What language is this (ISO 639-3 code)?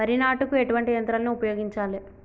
tel